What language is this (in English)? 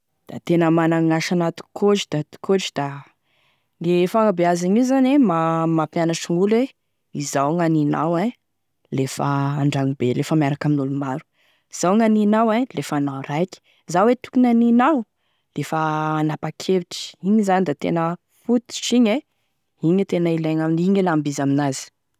Tesaka Malagasy